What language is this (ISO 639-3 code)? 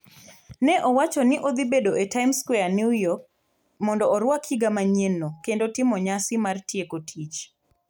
luo